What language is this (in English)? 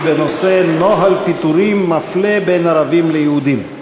Hebrew